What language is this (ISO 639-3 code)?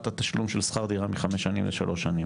heb